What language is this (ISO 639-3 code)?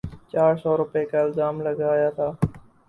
urd